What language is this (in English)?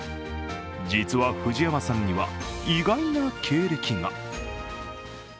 Japanese